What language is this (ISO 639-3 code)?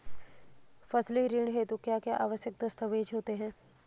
hin